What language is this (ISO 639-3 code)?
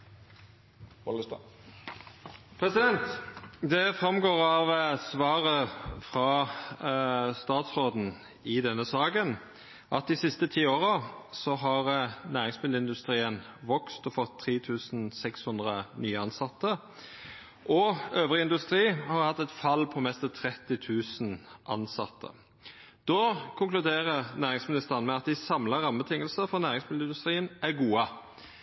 nor